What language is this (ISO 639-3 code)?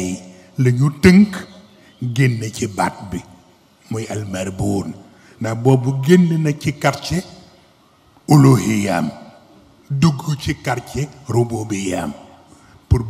ara